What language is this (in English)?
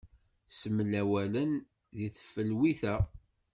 Kabyle